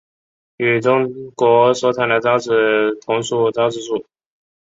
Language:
Chinese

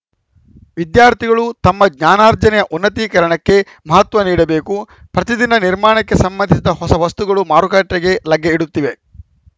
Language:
Kannada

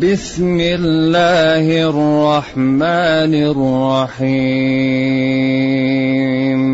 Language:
Arabic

